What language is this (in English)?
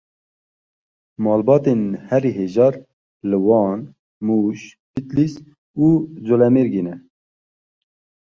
Kurdish